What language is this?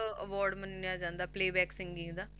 Punjabi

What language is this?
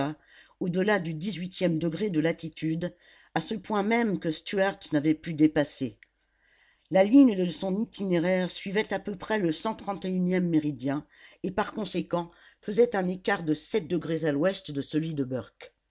French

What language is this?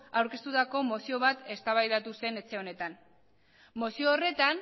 Basque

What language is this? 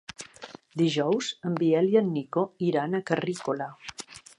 Catalan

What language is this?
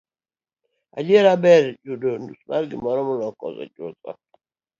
Luo (Kenya and Tanzania)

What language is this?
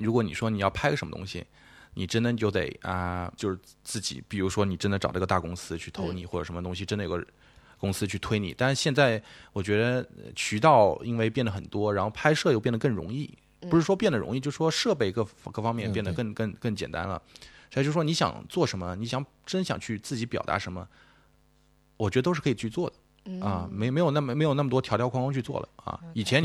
Chinese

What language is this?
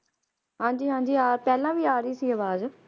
Punjabi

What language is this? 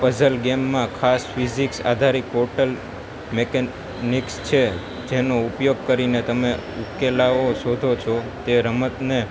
Gujarati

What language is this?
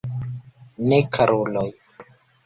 Esperanto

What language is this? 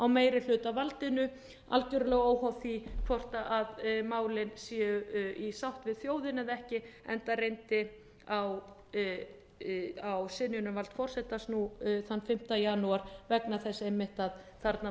Icelandic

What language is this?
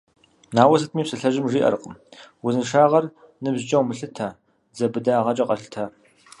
Kabardian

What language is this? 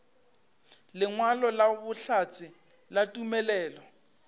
Northern Sotho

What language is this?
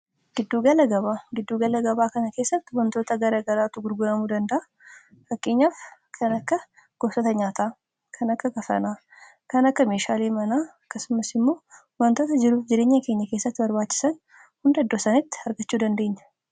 Oromo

